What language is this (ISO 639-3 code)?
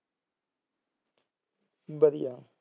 pan